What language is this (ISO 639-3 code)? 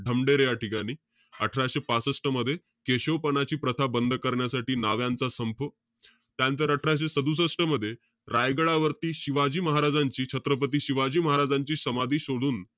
mar